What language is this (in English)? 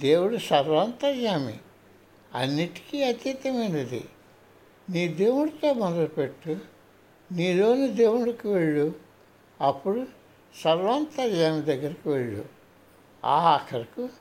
Telugu